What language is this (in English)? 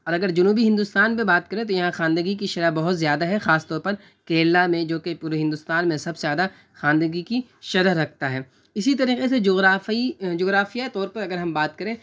Urdu